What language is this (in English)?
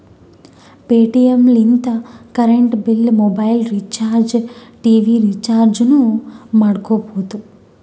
Kannada